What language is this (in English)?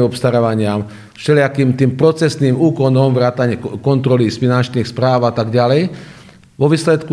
Slovak